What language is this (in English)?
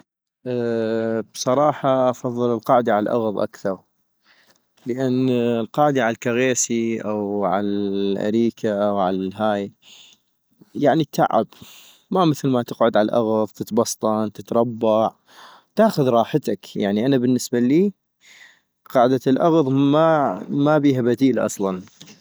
North Mesopotamian Arabic